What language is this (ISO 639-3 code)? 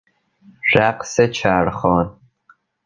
fas